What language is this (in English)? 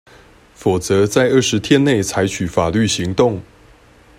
Chinese